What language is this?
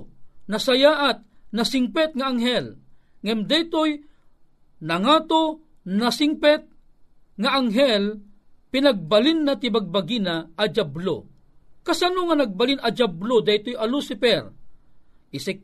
Filipino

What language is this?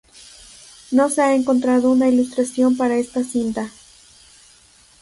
Spanish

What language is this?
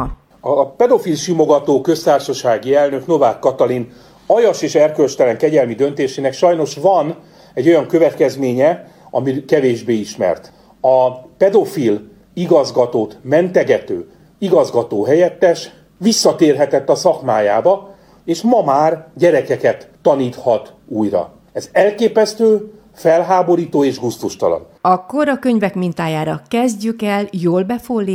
Hungarian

